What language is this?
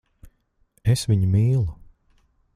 Latvian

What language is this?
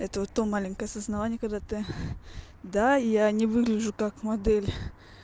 Russian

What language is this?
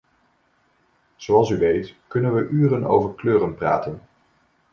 Dutch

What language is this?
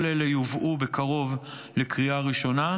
Hebrew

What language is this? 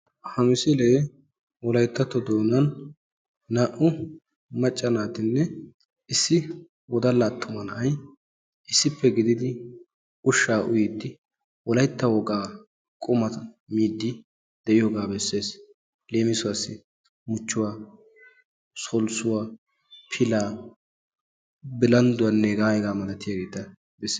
Wolaytta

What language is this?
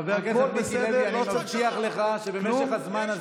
Hebrew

